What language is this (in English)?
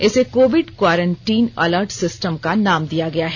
Hindi